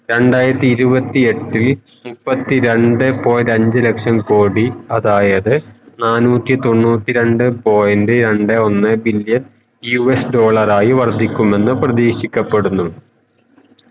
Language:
Malayalam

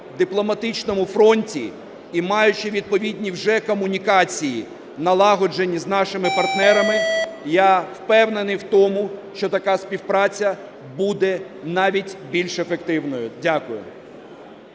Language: Ukrainian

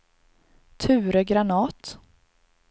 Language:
Swedish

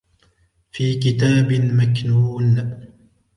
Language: Arabic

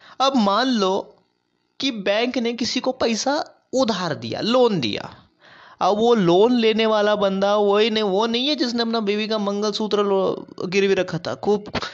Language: Hindi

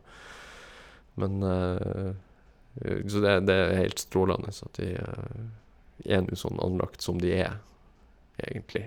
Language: Norwegian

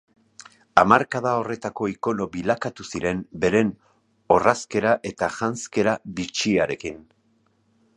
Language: Basque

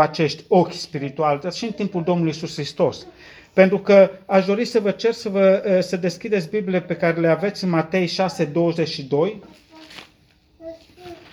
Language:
Romanian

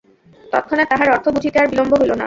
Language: Bangla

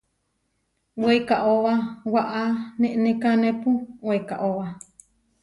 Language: Huarijio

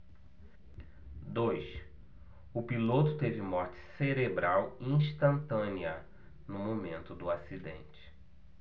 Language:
Portuguese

